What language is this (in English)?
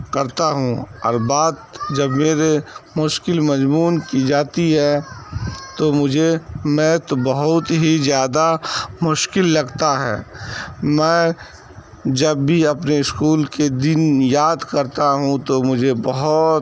Urdu